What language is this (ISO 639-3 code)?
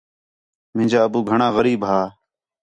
xhe